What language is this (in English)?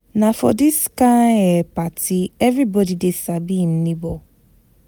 Nigerian Pidgin